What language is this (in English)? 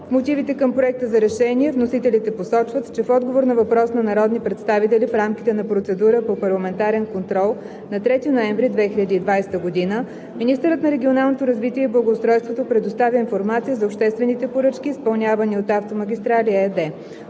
Bulgarian